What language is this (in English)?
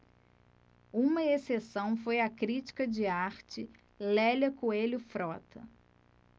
Portuguese